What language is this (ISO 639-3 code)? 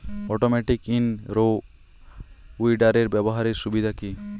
ben